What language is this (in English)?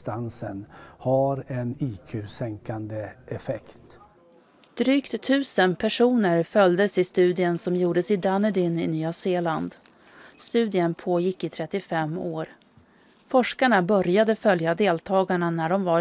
Swedish